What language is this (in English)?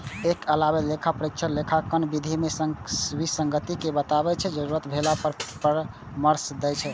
Maithili